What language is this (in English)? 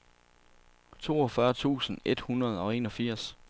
Danish